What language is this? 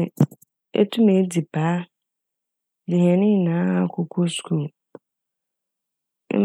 Akan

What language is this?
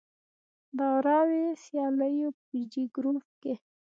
Pashto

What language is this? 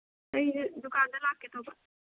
Manipuri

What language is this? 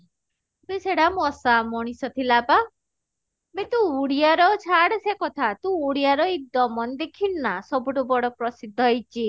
Odia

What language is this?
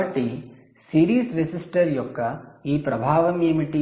Telugu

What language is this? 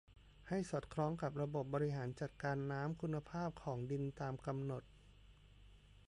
Thai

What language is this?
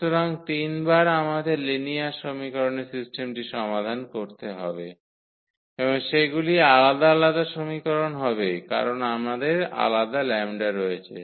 Bangla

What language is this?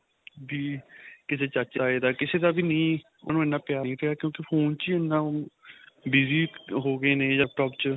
Punjabi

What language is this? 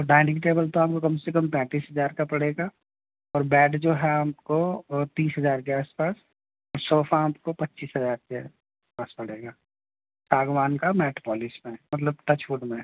Urdu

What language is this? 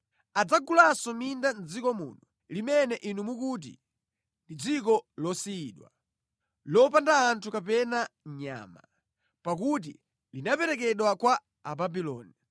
Nyanja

